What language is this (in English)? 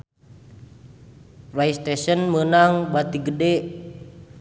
Sundanese